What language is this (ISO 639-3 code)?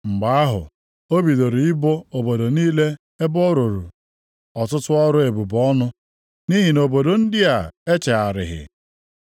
ibo